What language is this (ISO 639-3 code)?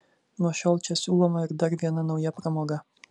lit